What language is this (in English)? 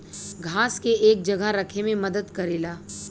Bhojpuri